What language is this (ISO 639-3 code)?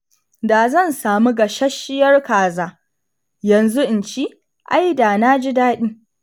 hau